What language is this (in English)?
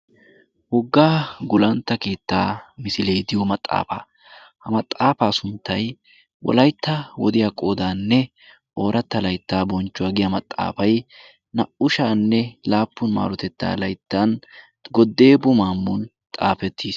Wolaytta